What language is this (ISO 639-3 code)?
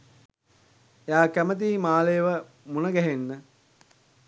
sin